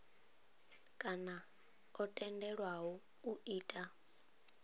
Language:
Venda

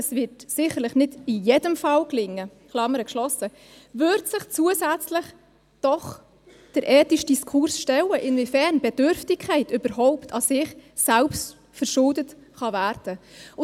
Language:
Swiss German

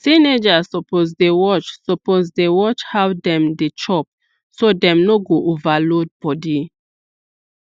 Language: Nigerian Pidgin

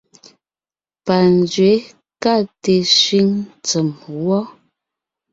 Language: Ngiemboon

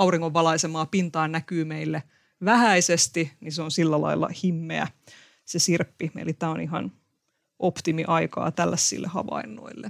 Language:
Finnish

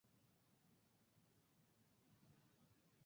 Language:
Bangla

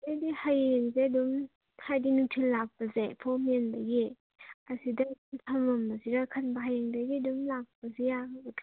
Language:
Manipuri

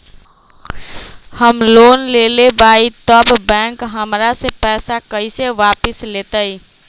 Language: Magahi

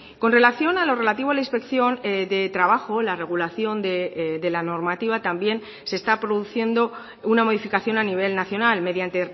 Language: Spanish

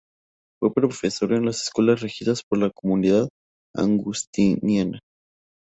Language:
Spanish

